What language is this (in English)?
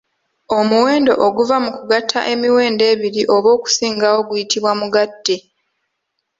Ganda